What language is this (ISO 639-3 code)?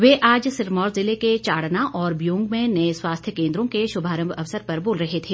hin